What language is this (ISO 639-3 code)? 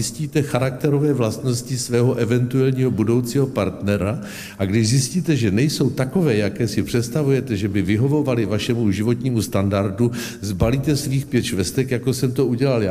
ces